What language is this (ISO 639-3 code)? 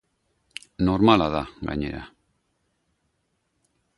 eus